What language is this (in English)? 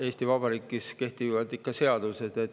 Estonian